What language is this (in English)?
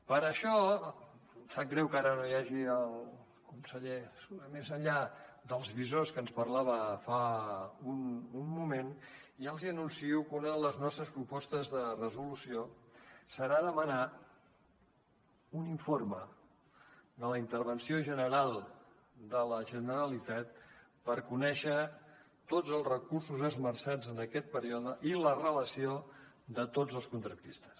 Catalan